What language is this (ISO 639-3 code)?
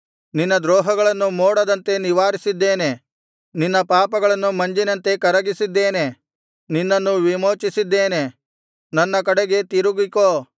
kan